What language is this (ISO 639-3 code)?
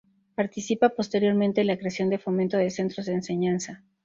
spa